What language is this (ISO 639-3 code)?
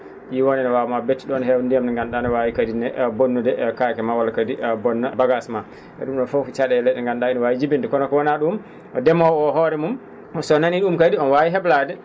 ful